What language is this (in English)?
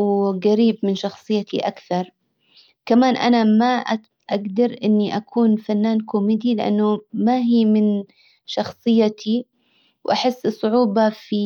Hijazi Arabic